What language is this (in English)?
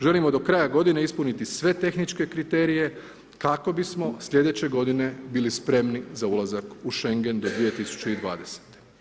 Croatian